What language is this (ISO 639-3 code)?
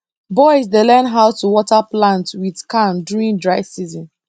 pcm